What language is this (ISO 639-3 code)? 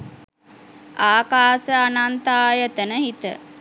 sin